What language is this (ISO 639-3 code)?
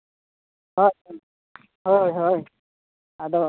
sat